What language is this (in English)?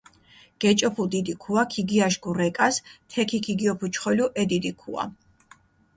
Mingrelian